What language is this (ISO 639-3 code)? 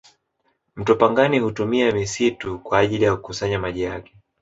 swa